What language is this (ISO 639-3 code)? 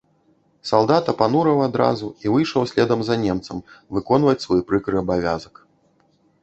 bel